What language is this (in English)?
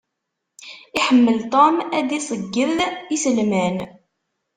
Kabyle